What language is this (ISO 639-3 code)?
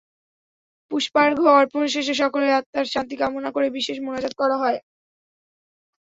ben